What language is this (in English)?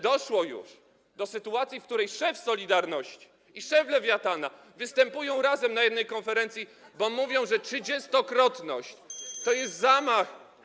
Polish